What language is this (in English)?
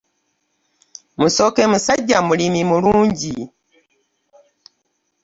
Ganda